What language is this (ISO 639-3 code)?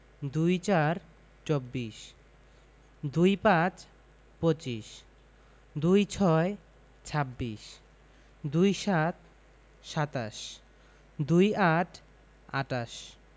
ben